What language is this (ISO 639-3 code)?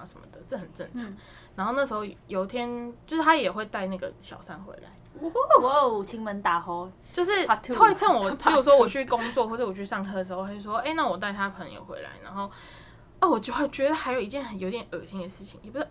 zho